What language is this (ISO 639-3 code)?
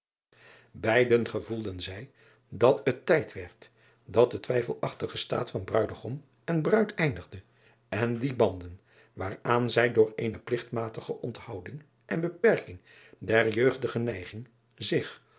nld